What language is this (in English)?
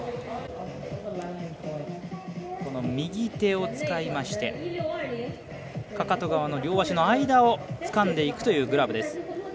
Japanese